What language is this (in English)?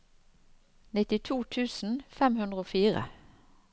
Norwegian